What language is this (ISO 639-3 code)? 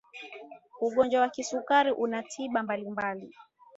swa